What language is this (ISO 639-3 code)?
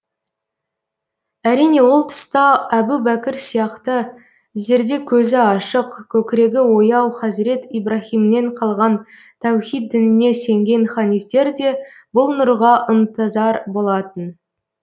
kaz